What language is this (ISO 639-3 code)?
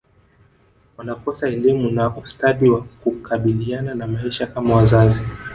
swa